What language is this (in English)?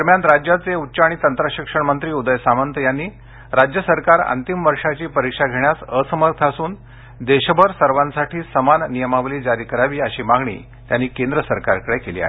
Marathi